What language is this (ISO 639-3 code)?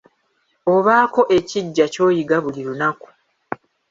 lug